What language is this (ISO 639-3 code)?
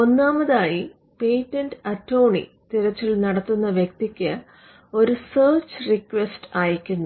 mal